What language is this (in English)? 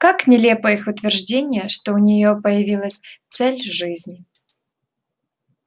Russian